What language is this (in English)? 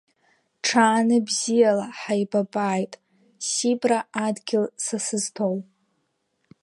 Abkhazian